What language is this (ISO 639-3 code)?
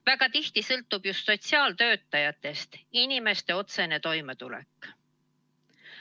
est